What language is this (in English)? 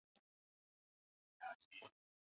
Chinese